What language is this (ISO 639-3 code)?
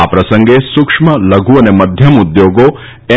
guj